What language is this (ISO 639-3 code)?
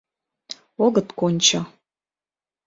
chm